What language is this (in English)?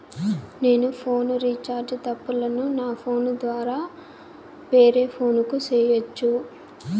Telugu